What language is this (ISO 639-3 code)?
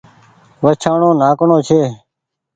gig